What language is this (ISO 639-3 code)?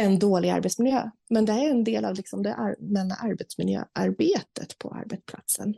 swe